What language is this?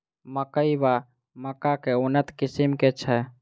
Maithili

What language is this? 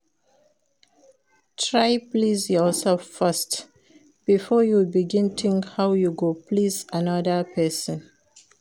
Nigerian Pidgin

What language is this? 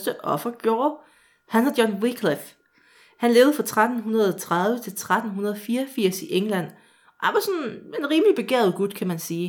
Danish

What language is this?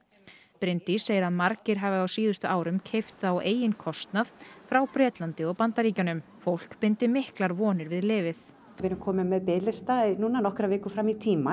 Icelandic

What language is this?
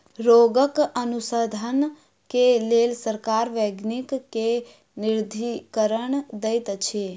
Maithili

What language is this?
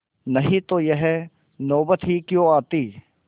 Hindi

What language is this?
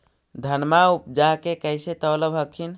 Magahi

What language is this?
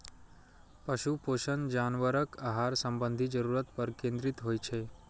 Maithili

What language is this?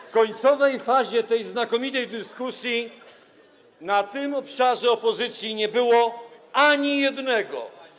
Polish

